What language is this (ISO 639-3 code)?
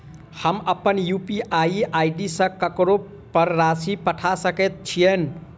mai